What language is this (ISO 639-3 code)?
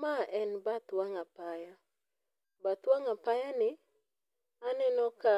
luo